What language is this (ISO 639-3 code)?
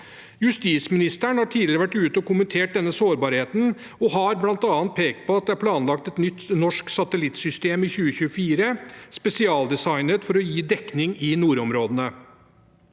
nor